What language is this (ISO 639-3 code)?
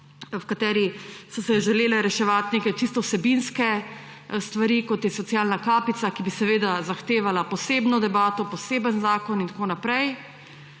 slv